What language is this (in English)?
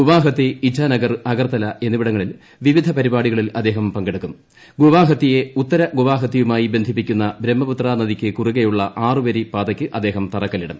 Malayalam